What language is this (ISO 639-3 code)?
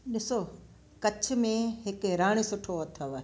snd